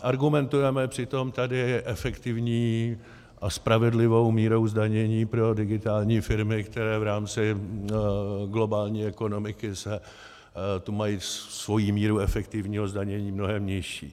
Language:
Czech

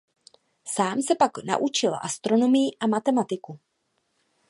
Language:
Czech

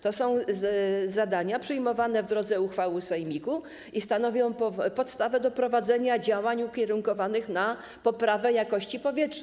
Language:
Polish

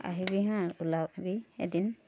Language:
Assamese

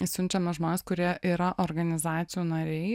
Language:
Lithuanian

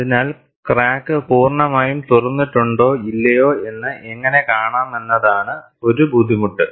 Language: Malayalam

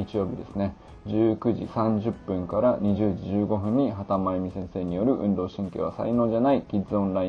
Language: Japanese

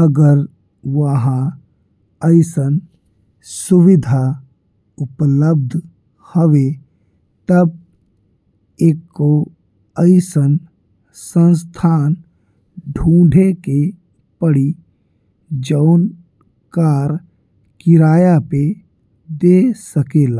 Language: Bhojpuri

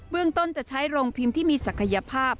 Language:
Thai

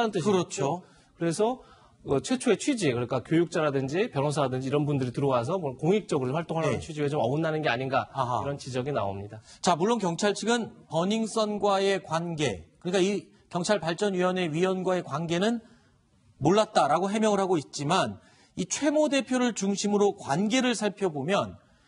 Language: Korean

